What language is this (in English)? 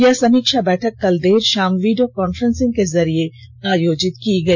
Hindi